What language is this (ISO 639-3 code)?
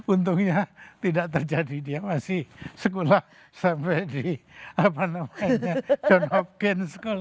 ind